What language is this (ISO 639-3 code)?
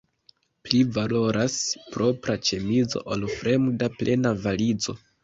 epo